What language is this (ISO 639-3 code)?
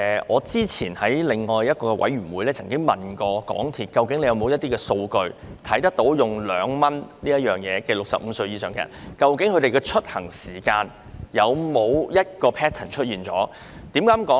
yue